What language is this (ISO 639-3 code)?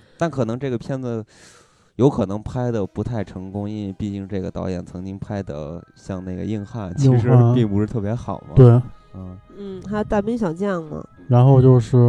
zho